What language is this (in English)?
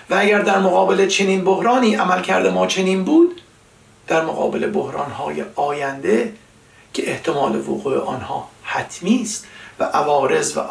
Persian